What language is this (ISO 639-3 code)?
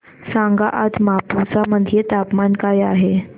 mar